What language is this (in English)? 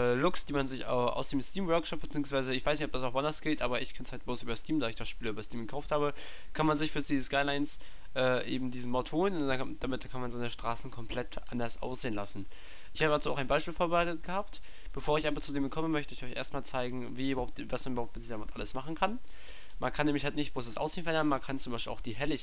German